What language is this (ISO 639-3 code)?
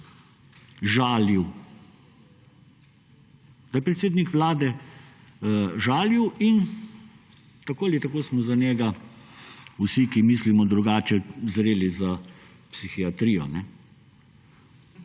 slv